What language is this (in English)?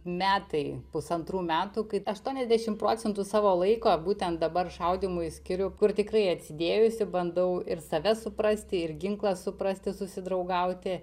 Lithuanian